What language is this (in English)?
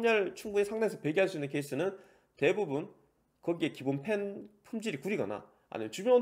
Korean